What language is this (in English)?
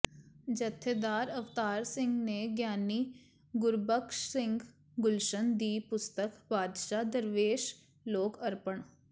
Punjabi